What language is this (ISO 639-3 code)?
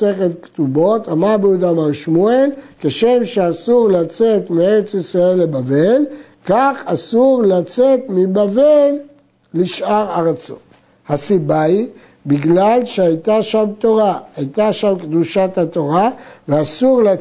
heb